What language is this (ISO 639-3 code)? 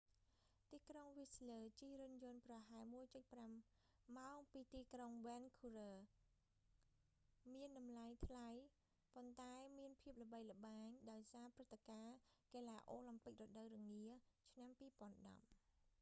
khm